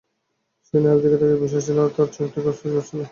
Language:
Bangla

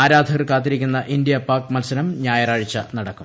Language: Malayalam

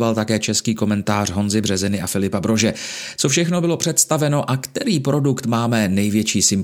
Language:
Czech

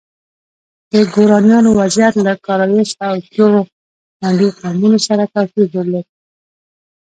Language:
Pashto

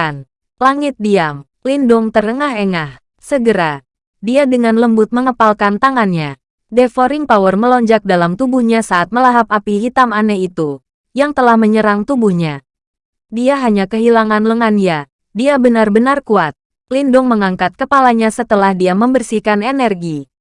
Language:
Indonesian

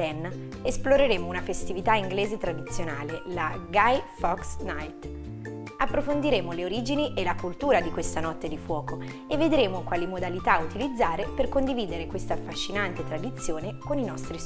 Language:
Italian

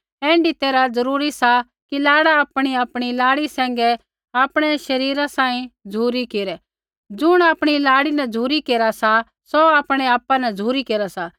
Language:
Kullu Pahari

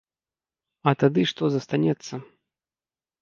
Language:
Belarusian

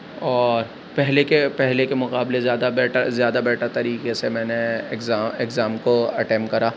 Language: Urdu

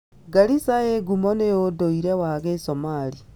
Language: Kikuyu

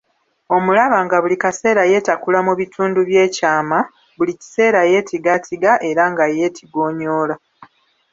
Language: Ganda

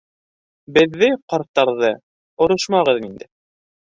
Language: Bashkir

